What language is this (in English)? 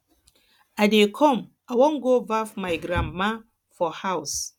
Nigerian Pidgin